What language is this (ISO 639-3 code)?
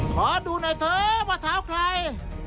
tha